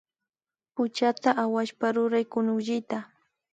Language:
Imbabura Highland Quichua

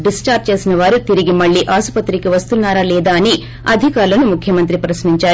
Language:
Telugu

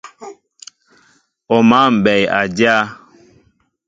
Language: Mbo (Cameroon)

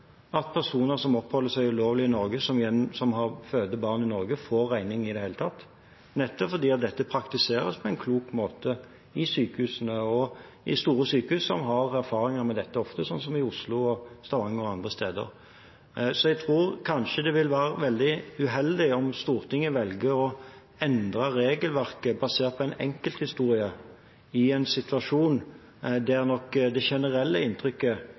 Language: Norwegian Bokmål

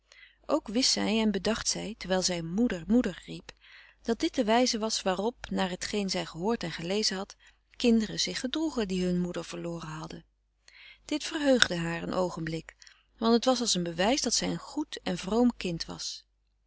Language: Dutch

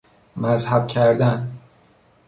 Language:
Persian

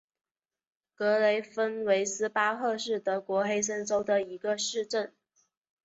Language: Chinese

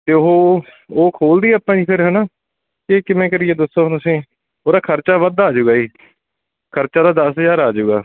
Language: Punjabi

